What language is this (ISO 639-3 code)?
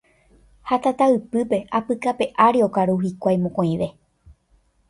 grn